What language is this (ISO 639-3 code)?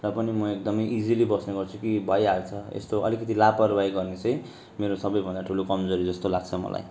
nep